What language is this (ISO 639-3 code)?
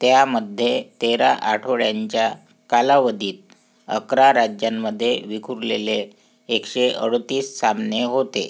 mar